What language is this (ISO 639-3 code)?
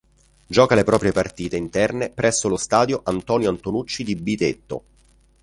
ita